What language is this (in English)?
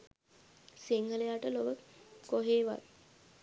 Sinhala